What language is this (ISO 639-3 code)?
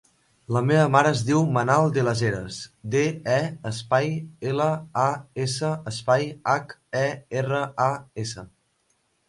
cat